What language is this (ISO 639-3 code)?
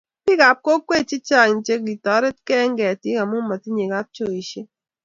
kln